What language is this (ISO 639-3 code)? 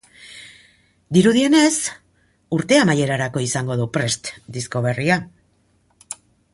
eus